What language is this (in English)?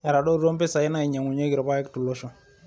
Masai